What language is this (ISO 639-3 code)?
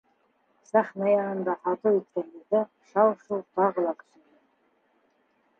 bak